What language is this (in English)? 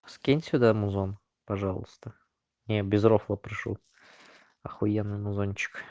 Russian